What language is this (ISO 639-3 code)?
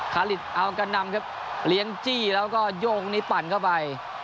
tha